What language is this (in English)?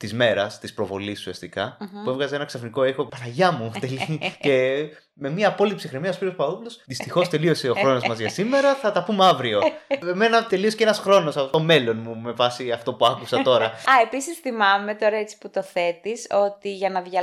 Greek